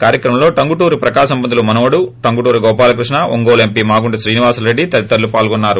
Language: Telugu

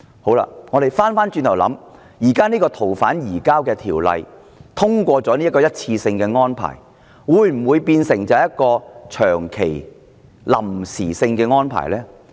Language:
Cantonese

